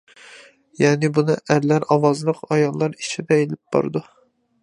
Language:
Uyghur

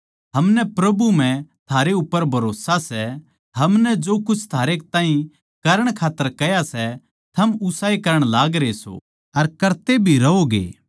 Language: Haryanvi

